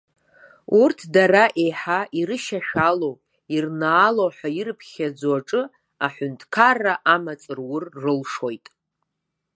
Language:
Abkhazian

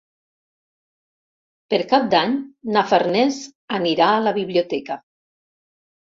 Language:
Catalan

